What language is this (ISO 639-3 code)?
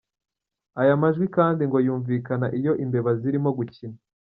kin